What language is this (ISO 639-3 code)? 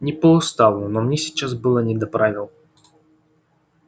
rus